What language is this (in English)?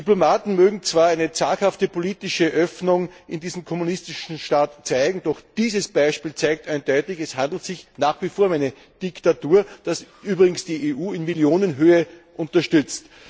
German